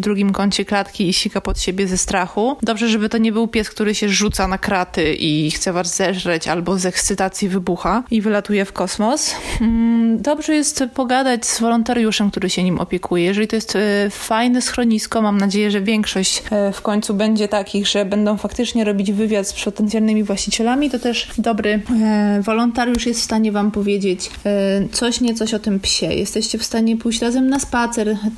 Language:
Polish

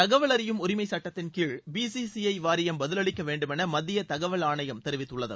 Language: Tamil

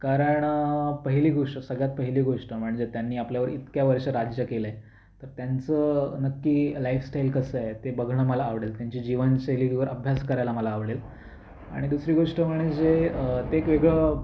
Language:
Marathi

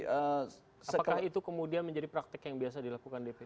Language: Indonesian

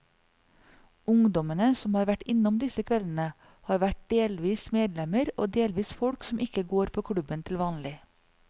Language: Norwegian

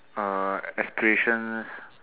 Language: English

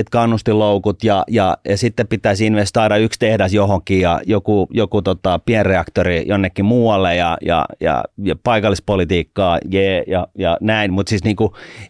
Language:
Finnish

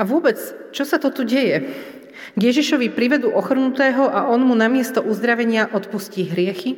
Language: Slovak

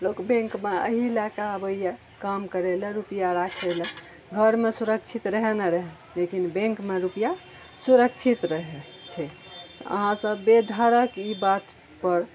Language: Maithili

